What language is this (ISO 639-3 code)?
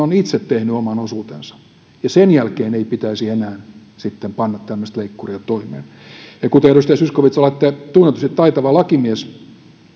fin